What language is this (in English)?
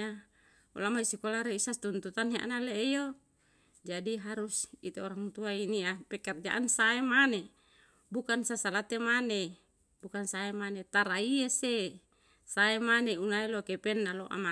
Yalahatan